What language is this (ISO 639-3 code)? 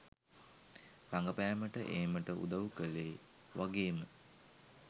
sin